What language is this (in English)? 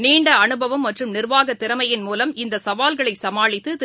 Tamil